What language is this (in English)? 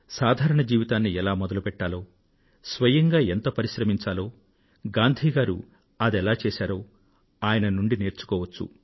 Telugu